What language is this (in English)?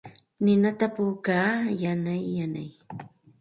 Santa Ana de Tusi Pasco Quechua